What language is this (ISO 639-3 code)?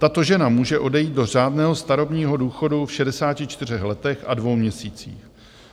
ces